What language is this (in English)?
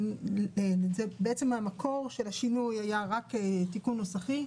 Hebrew